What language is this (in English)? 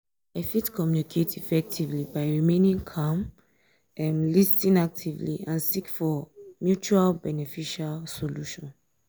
Nigerian Pidgin